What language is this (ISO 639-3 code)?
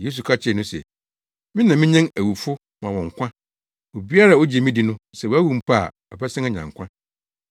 aka